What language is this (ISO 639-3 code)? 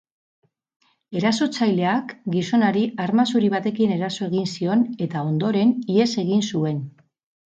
eus